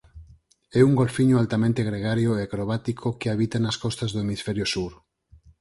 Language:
Galician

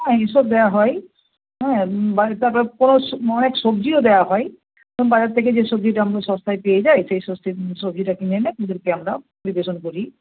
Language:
Bangla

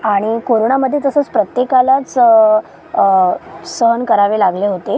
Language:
Marathi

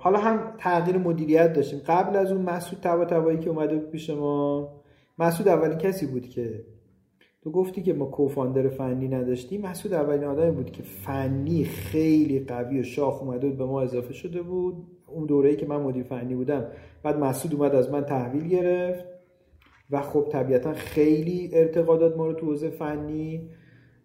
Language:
Persian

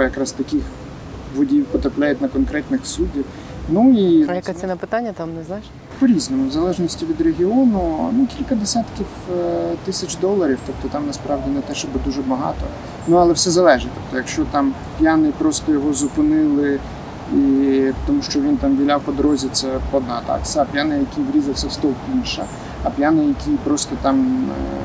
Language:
Ukrainian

